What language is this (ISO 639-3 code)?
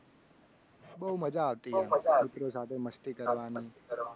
guj